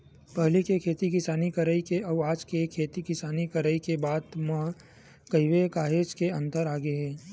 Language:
Chhattisgarhi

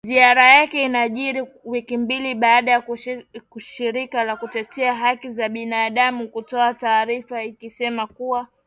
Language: Swahili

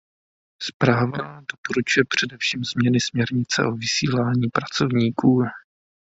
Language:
Czech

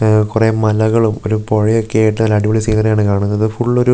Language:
Malayalam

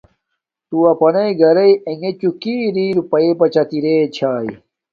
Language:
Domaaki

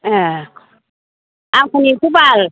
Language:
Bodo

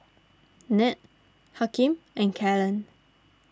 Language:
English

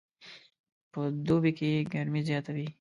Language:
Pashto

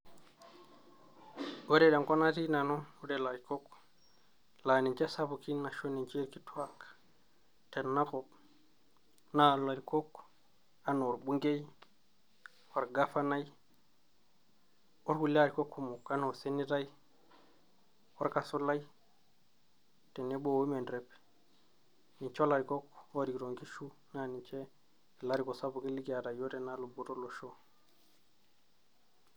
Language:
Masai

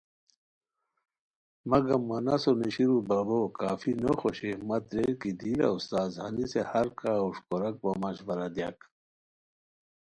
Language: Khowar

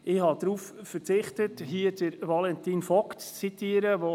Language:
Swiss German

